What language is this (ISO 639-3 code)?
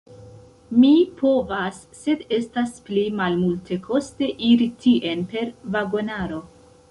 epo